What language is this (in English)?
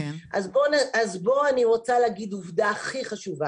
Hebrew